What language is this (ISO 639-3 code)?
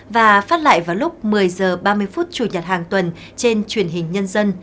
vie